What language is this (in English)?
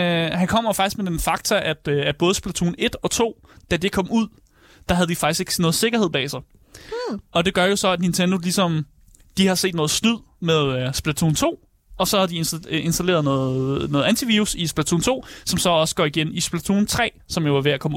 Danish